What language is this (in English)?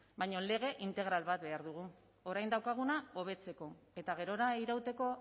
Basque